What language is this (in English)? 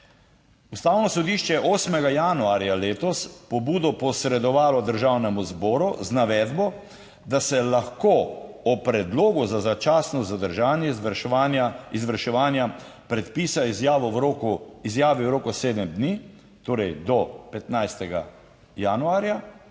Slovenian